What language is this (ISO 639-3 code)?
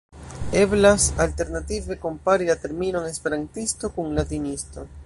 epo